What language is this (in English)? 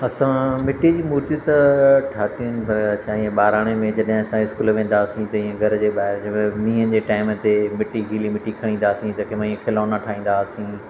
Sindhi